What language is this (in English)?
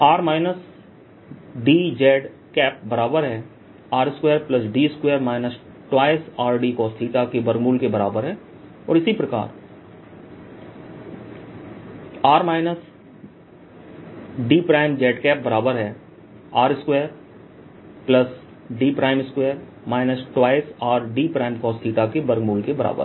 Hindi